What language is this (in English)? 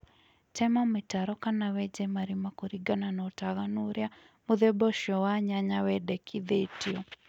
Kikuyu